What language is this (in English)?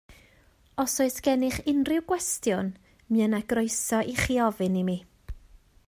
Welsh